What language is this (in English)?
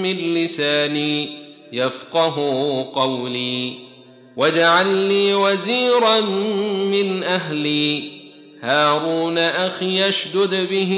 Arabic